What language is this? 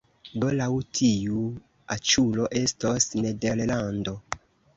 Esperanto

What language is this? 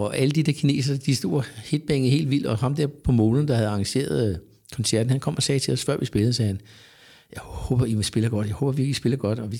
Danish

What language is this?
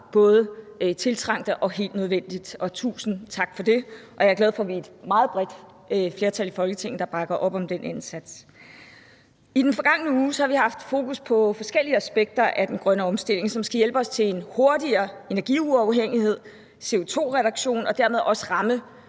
Danish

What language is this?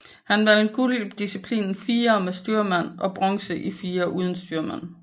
Danish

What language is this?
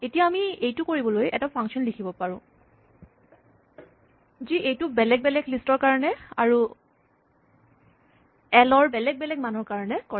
Assamese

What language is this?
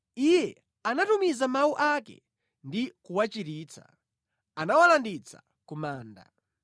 Nyanja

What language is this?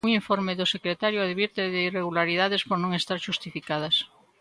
Galician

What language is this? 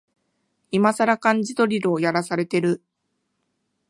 Japanese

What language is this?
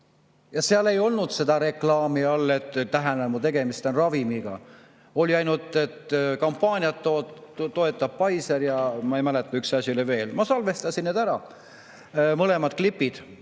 Estonian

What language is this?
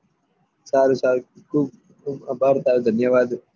Gujarati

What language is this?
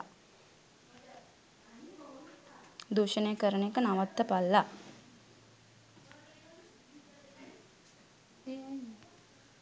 Sinhala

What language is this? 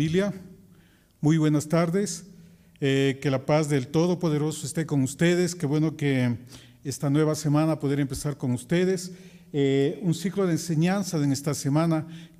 Spanish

